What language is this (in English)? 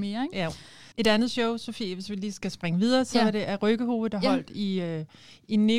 Danish